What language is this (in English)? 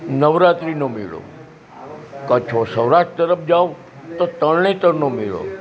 Gujarati